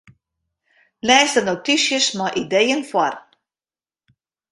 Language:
Western Frisian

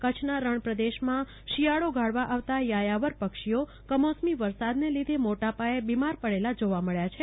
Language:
Gujarati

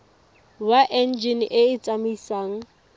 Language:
Tswana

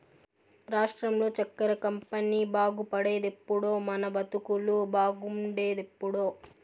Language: Telugu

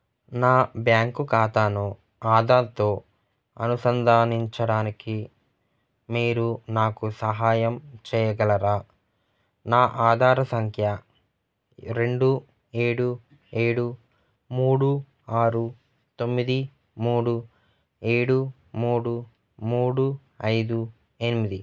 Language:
Telugu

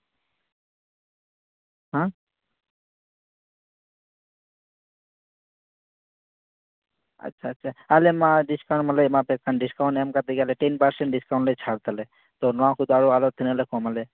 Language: Santali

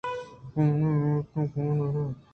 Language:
Eastern Balochi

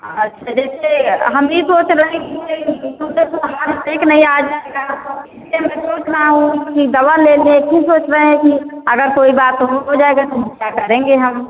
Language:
Hindi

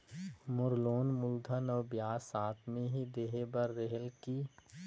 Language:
Chhattisgarhi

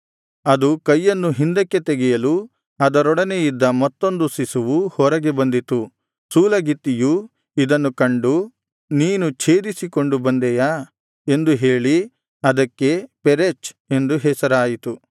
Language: Kannada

